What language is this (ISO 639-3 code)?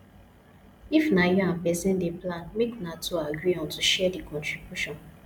pcm